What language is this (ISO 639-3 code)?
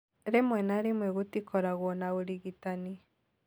kik